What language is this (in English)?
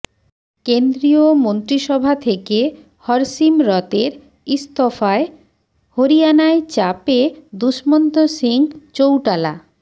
Bangla